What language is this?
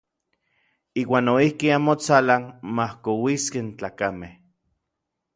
Orizaba Nahuatl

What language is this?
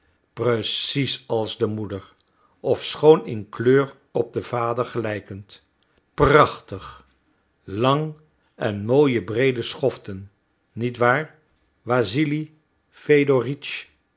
Dutch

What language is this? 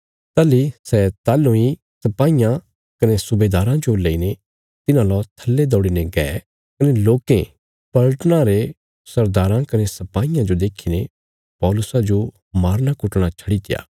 Bilaspuri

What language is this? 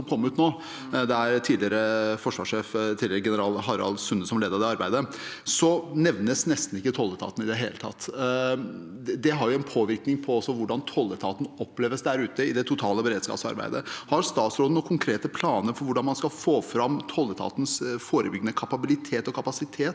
Norwegian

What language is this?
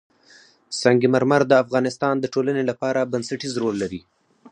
Pashto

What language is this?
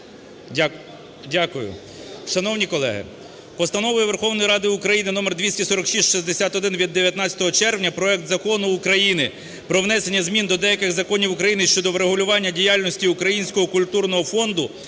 Ukrainian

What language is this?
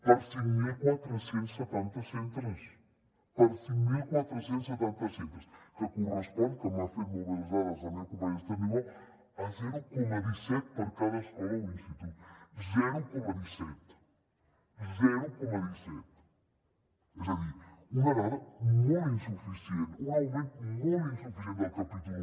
Catalan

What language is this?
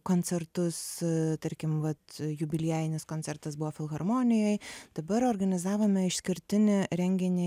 Lithuanian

